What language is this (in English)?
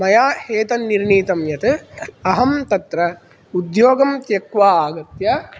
Sanskrit